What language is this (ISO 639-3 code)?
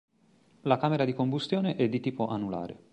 ita